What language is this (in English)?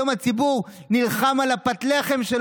Hebrew